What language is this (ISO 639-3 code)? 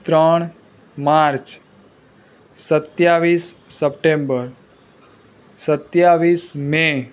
guj